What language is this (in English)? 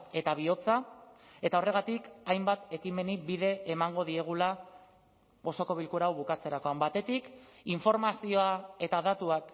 Basque